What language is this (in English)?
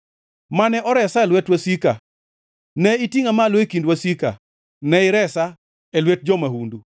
Luo (Kenya and Tanzania)